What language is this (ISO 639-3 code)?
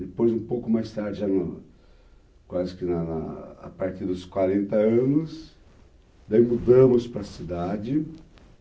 por